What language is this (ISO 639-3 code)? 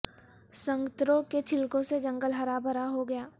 urd